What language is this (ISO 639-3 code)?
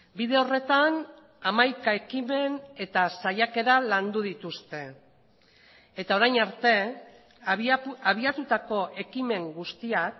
eus